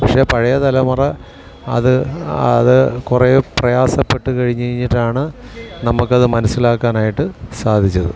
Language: Malayalam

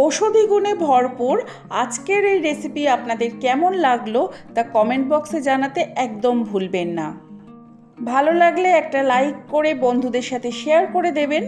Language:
Bangla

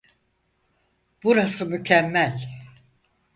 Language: Turkish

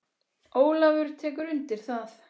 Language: Icelandic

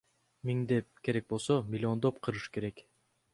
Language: Kyrgyz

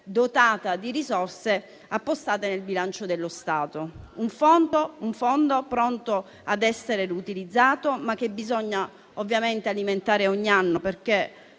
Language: Italian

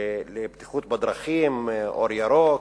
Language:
Hebrew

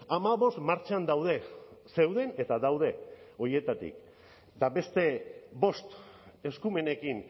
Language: Basque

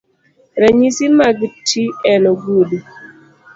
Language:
Luo (Kenya and Tanzania)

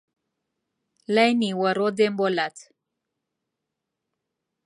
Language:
Central Kurdish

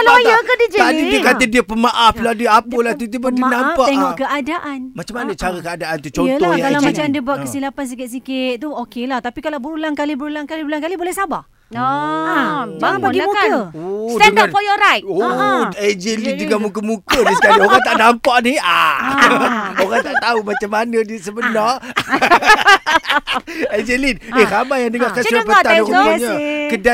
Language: Malay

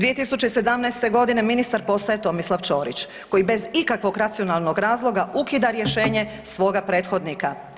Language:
Croatian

